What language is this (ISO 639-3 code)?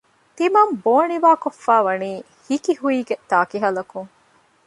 div